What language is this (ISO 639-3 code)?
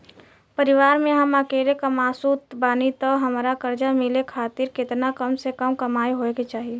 bho